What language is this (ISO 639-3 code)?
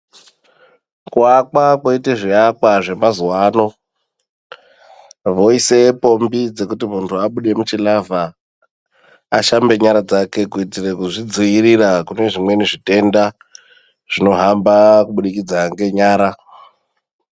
ndc